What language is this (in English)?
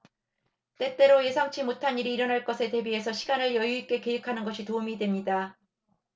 Korean